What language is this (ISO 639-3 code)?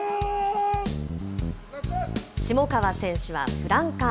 jpn